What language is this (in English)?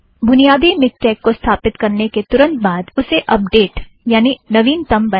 Hindi